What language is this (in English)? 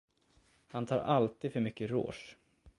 Swedish